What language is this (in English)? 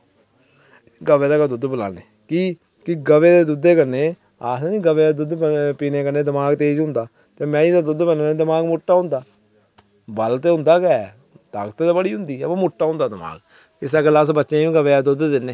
Dogri